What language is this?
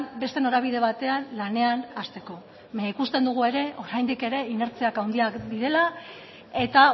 Basque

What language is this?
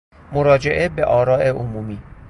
Persian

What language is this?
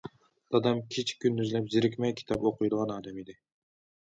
Uyghur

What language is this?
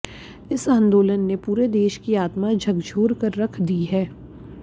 Hindi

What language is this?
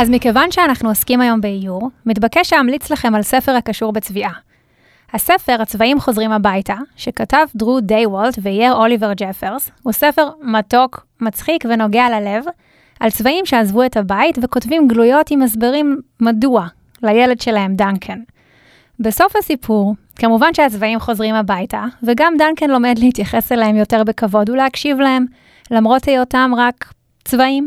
Hebrew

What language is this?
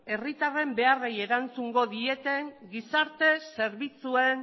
Basque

